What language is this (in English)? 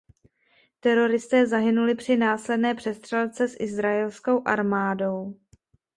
Czech